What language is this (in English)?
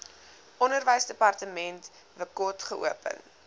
Afrikaans